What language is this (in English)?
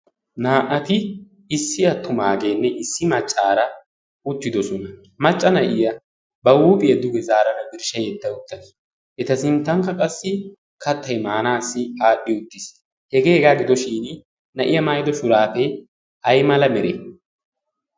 Wolaytta